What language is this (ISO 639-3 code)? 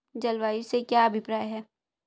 hin